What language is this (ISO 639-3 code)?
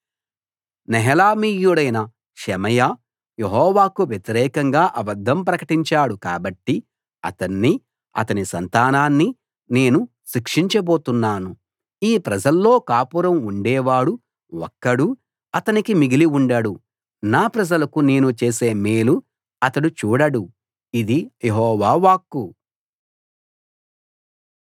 tel